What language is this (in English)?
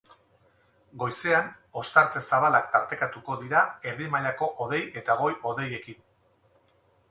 Basque